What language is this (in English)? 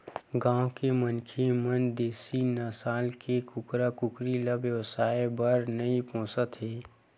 Chhattisgarhi